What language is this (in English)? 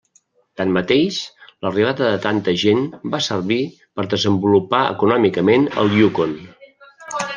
Catalan